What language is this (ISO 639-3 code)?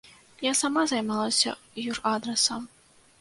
bel